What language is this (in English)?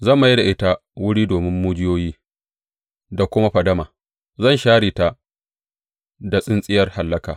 Hausa